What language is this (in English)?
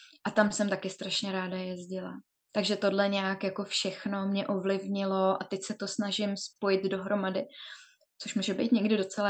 Czech